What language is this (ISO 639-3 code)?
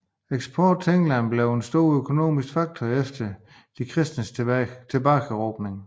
dan